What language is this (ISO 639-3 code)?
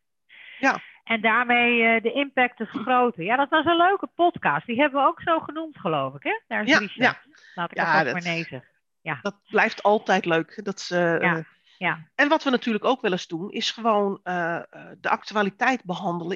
nld